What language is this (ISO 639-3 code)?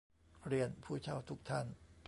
tha